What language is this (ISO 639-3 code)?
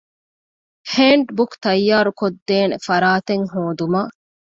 div